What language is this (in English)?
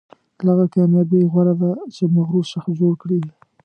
Pashto